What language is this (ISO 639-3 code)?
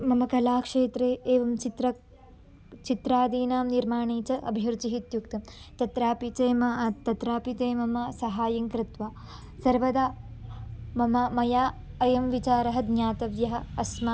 san